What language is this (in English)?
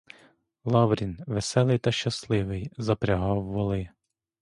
Ukrainian